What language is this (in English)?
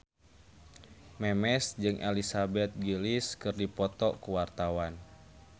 Sundanese